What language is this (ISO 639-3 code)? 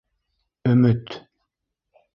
bak